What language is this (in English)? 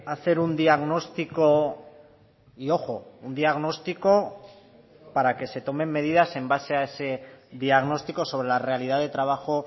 Spanish